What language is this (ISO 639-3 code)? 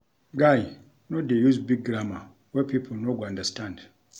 pcm